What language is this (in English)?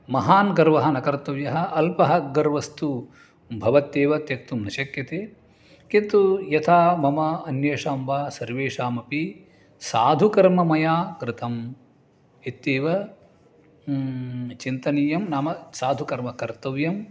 Sanskrit